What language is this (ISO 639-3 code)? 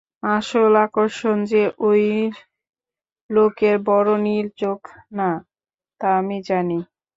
ben